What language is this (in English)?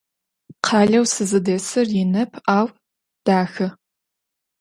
Adyghe